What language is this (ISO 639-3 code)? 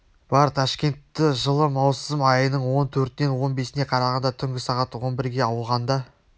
kaz